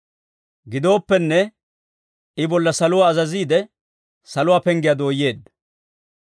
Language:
Dawro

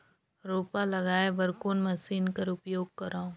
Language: Chhattisgarhi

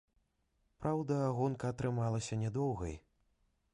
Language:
Belarusian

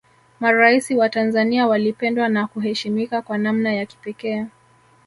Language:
Swahili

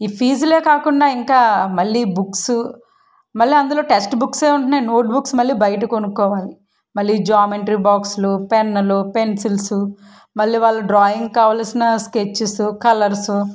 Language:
Telugu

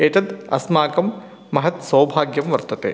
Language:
Sanskrit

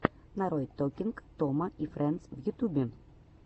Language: Russian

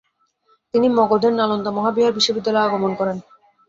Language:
Bangla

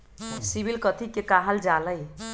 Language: Magahi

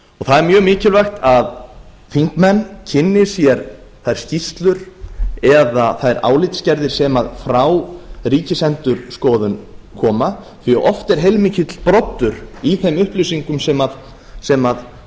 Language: Icelandic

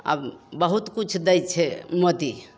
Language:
Maithili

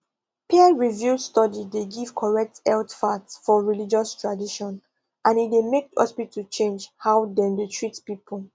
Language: Nigerian Pidgin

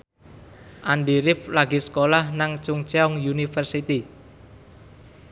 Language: Javanese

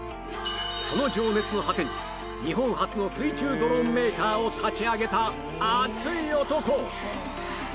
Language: Japanese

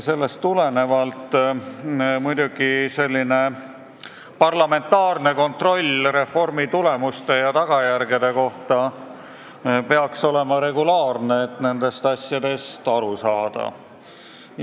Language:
Estonian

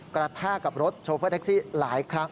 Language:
Thai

